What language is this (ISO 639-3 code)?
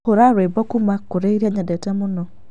kik